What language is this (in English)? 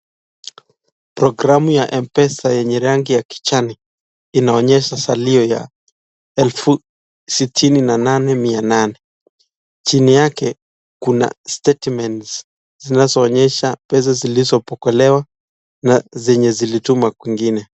Swahili